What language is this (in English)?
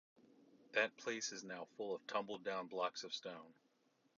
English